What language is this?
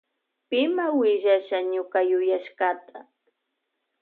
Loja Highland Quichua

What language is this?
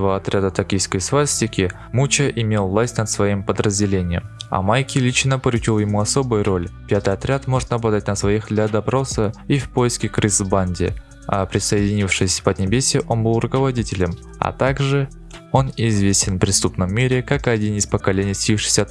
Russian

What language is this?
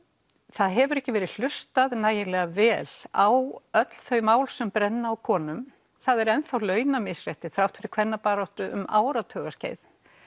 Icelandic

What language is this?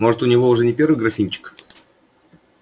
Russian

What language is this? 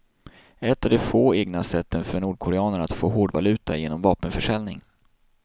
Swedish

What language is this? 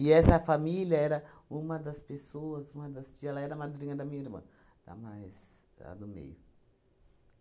Portuguese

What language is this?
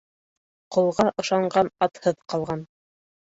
Bashkir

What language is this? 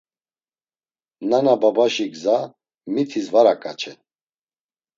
Laz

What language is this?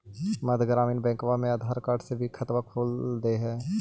Magahi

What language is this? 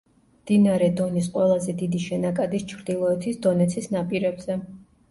Georgian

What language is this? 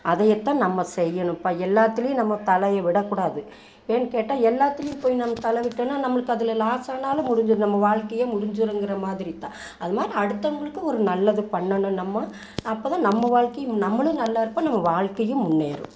Tamil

